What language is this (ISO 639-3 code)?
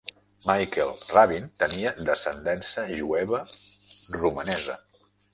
cat